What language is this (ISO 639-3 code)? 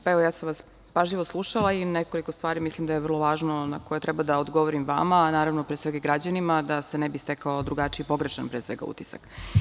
srp